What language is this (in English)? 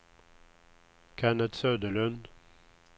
Swedish